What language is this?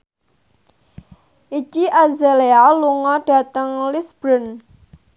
Javanese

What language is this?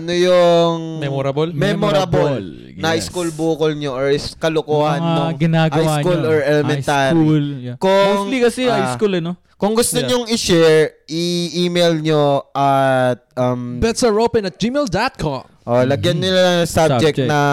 Filipino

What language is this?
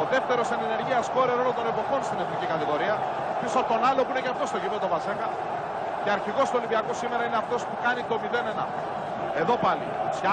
Greek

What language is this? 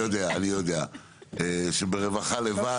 Hebrew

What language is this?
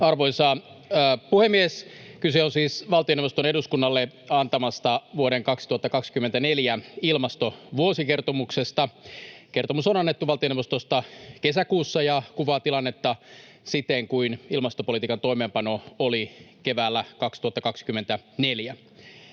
Finnish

